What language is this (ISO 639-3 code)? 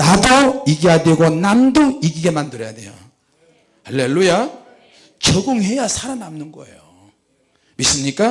kor